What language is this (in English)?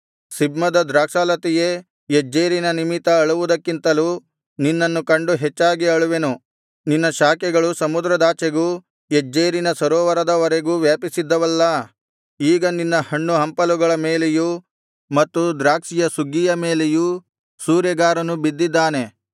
Kannada